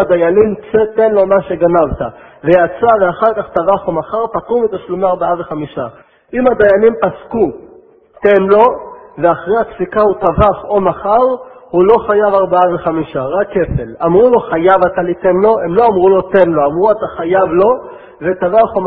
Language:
Hebrew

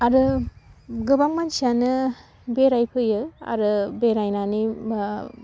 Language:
Bodo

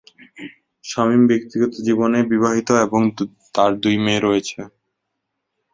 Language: Bangla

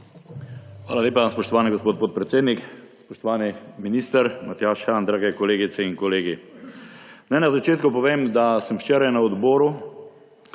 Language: Slovenian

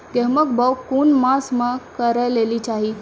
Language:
Maithili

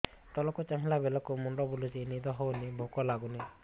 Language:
Odia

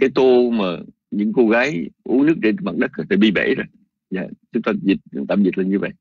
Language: Vietnamese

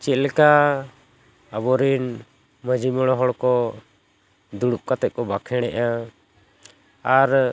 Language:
Santali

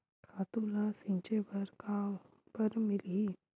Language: Chhattisgarhi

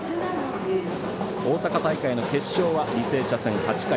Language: Japanese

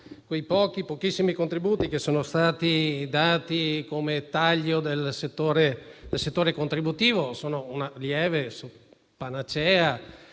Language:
Italian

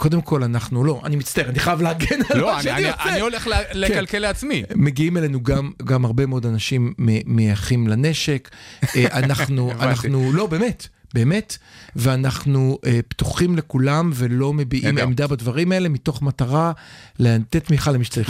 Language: Hebrew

